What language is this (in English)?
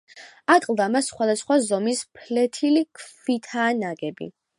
Georgian